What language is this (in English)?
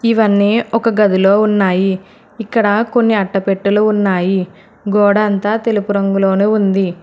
Telugu